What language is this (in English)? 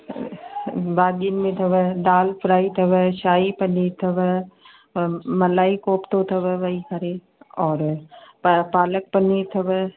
Sindhi